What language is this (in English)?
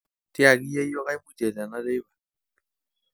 Masai